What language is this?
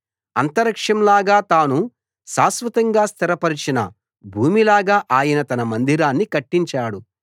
Telugu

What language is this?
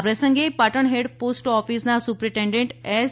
Gujarati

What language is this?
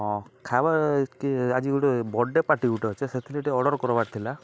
Odia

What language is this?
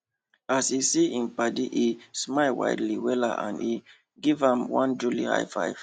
Nigerian Pidgin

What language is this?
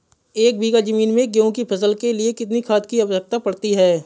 Hindi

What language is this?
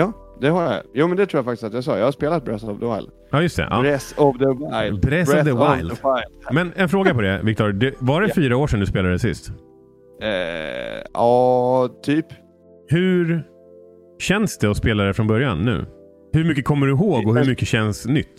Swedish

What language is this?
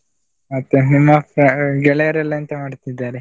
Kannada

